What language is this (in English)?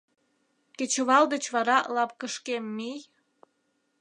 Mari